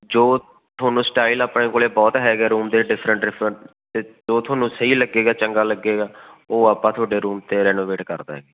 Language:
Punjabi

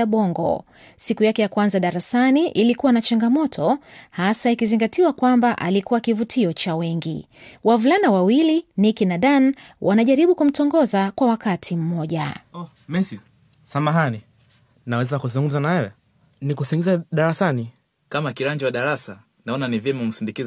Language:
Swahili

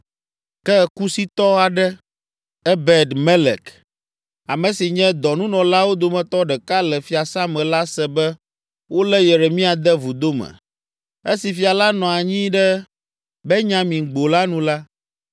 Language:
Ewe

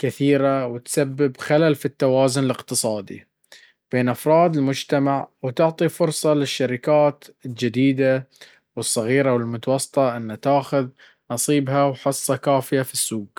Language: Baharna Arabic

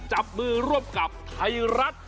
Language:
Thai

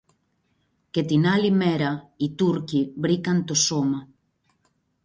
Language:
Greek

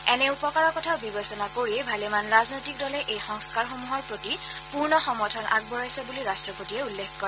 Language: Assamese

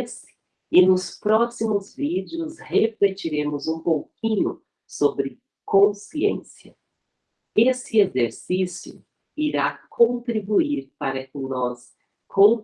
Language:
Portuguese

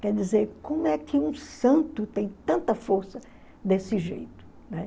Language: Portuguese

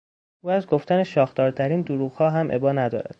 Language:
Persian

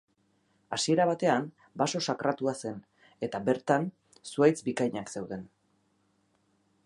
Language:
Basque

